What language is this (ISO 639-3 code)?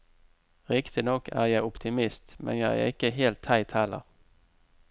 nor